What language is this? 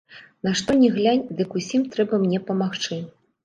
Belarusian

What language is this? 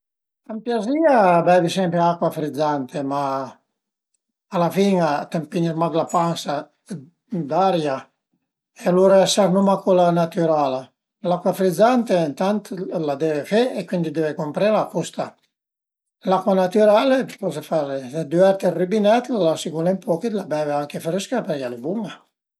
Piedmontese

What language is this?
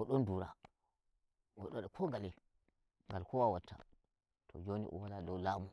Nigerian Fulfulde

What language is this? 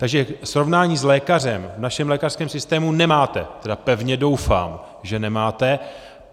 Czech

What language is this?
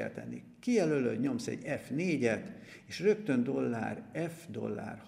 Hungarian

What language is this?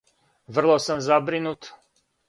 Serbian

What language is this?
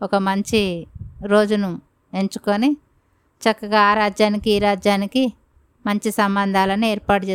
Telugu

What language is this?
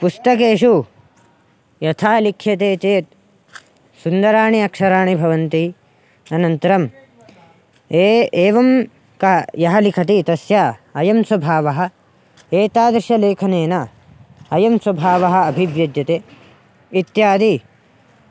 Sanskrit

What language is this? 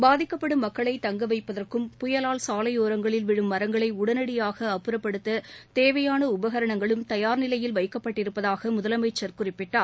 Tamil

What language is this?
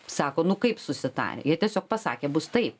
Lithuanian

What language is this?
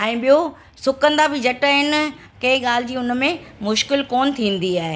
Sindhi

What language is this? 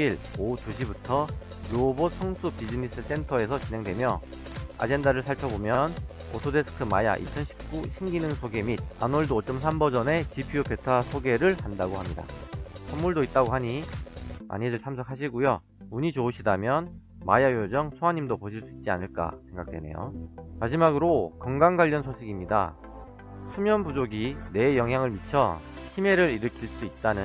Korean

